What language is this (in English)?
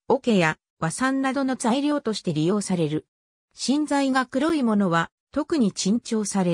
Japanese